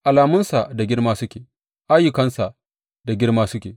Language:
Hausa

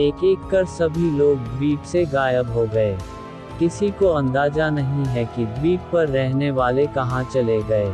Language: Hindi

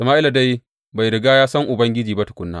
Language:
Hausa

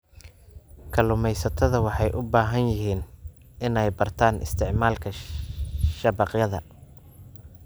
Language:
Somali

